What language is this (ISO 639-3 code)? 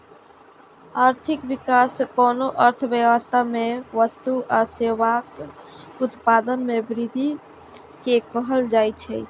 mai